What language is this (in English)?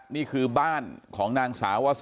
Thai